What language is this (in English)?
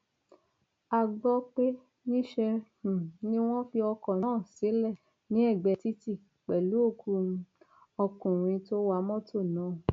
Yoruba